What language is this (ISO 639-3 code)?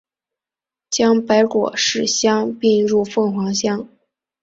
zho